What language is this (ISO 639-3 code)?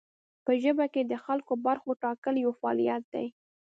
pus